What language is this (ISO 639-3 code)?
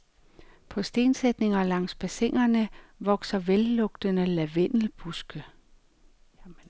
dan